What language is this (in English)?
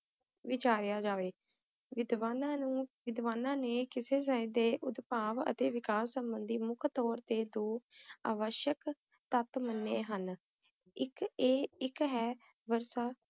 Punjabi